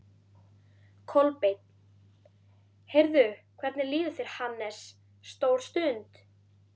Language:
Icelandic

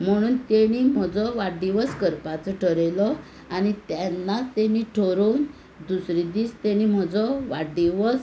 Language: Konkani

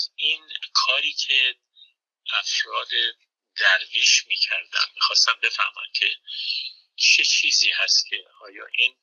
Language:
Persian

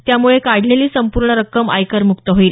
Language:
Marathi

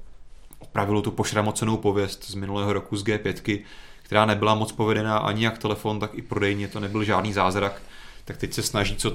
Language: Czech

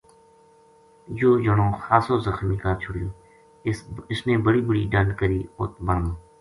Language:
Gujari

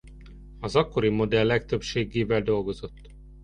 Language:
Hungarian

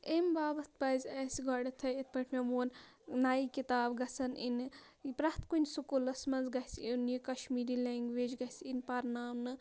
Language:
Kashmiri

